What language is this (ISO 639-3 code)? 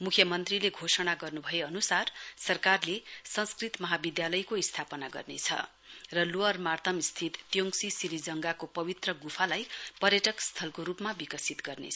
nep